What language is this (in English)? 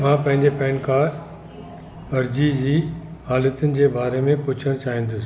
Sindhi